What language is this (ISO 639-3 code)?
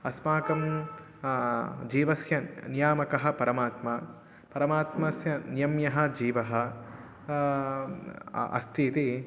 san